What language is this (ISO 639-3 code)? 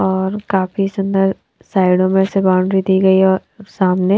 hin